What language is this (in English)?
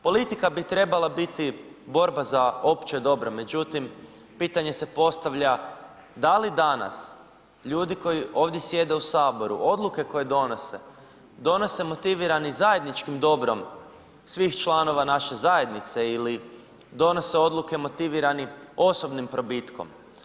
Croatian